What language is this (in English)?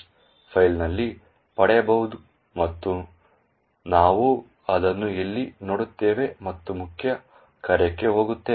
Kannada